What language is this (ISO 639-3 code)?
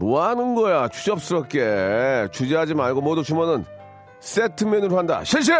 kor